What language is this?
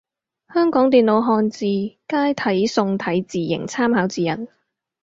Cantonese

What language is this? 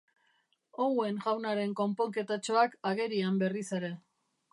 Basque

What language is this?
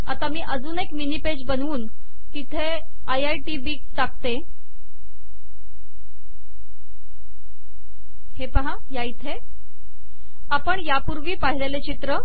Marathi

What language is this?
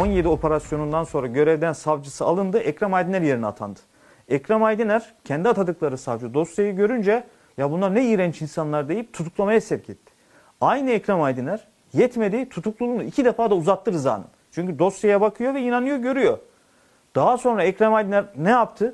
Turkish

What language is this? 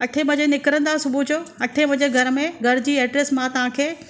Sindhi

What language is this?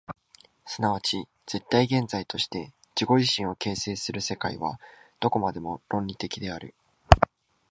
Japanese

